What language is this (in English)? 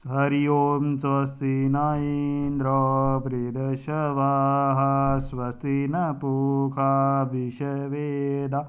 Dogri